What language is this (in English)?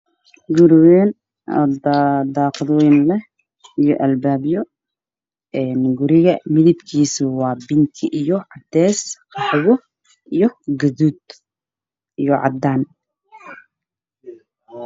Somali